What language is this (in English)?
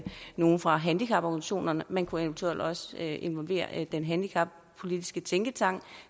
Danish